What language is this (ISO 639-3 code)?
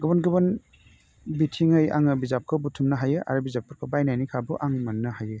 brx